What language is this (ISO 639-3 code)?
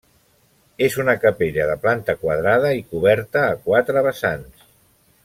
cat